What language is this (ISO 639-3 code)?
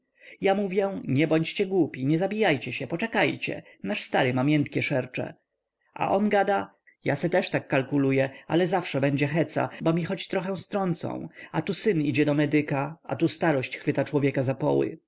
pol